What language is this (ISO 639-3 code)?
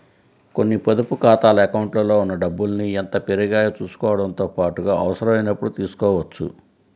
tel